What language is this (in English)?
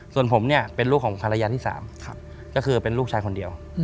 Thai